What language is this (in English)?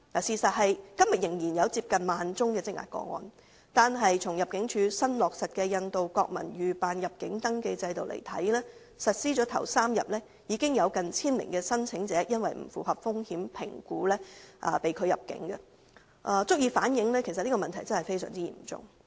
Cantonese